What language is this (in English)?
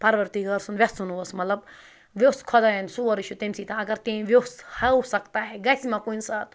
Kashmiri